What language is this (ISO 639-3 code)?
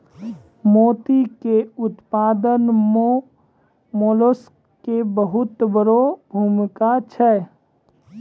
mai